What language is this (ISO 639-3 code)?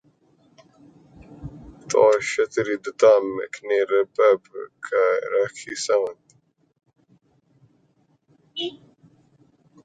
urd